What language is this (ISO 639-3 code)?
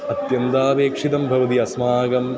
san